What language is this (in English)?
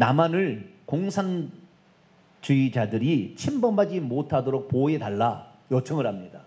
Korean